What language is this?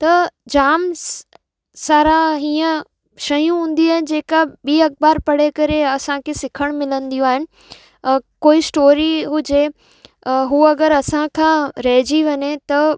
Sindhi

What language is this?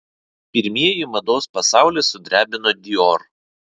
Lithuanian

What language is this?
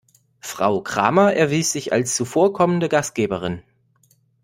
German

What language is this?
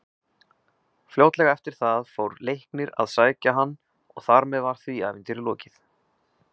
Icelandic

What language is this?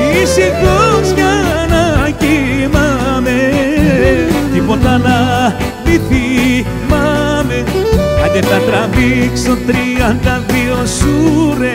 Greek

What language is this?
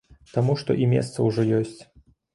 Belarusian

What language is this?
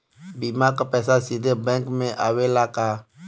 Bhojpuri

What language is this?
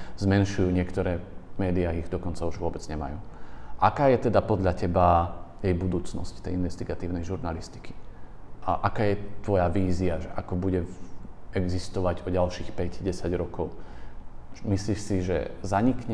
Slovak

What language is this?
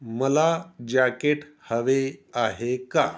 Marathi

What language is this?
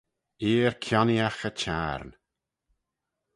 Manx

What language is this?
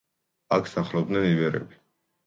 Georgian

